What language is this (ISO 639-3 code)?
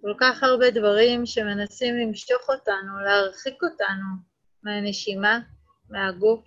heb